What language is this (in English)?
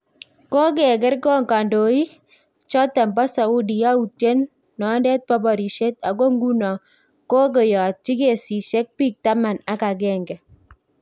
Kalenjin